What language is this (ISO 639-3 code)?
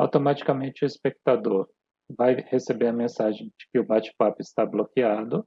por